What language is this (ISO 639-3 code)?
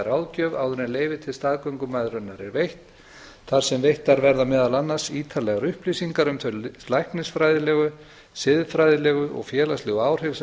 isl